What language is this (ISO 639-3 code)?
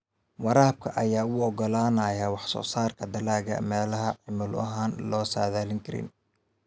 som